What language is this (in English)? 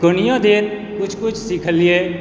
Maithili